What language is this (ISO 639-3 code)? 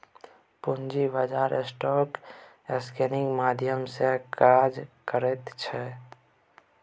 mai